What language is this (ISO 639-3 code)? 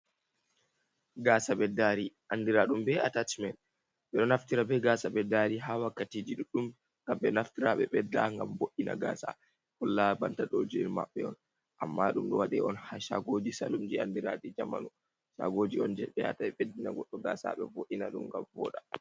ful